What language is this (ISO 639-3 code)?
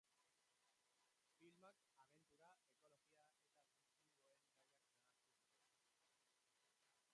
eus